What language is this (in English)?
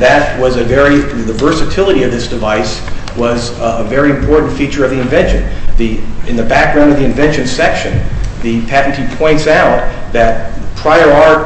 English